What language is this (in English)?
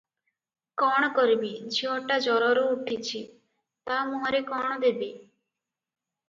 Odia